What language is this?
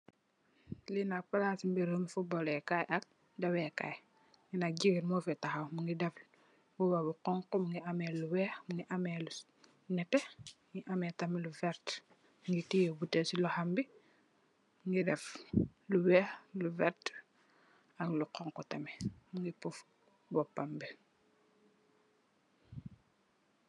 Wolof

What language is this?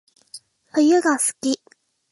Japanese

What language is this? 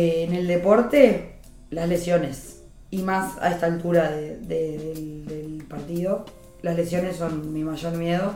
Spanish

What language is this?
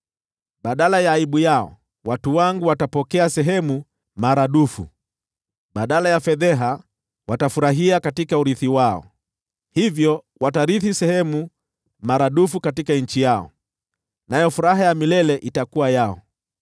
Swahili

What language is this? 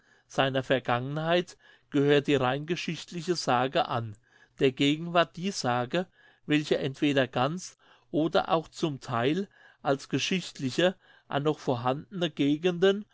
German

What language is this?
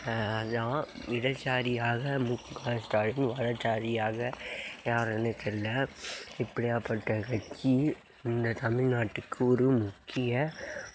Tamil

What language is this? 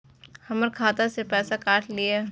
Maithili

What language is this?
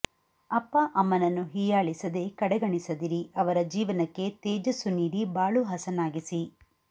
Kannada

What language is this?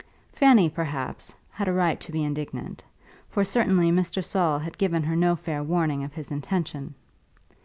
English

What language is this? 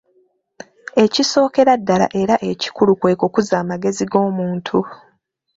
Ganda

